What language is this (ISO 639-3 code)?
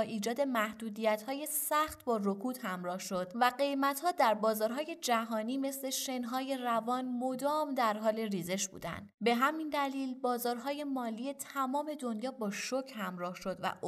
fas